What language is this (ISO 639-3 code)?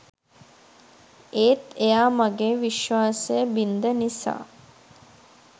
sin